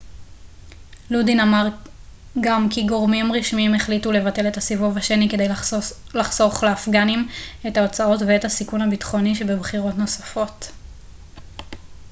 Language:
Hebrew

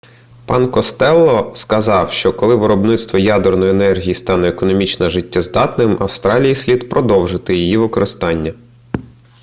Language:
Ukrainian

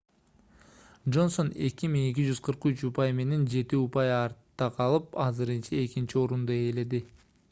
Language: Kyrgyz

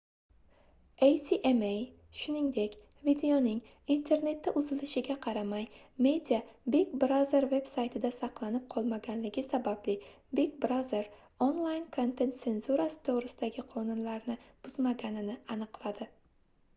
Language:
Uzbek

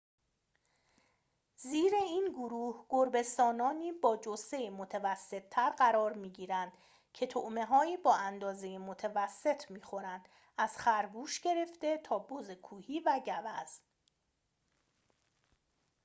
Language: Persian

